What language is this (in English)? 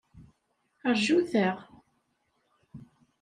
Kabyle